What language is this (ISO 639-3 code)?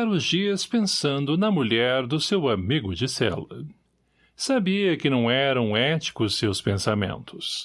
por